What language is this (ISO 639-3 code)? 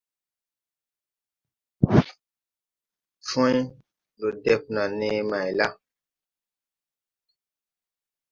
tui